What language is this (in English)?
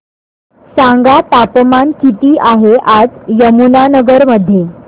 Marathi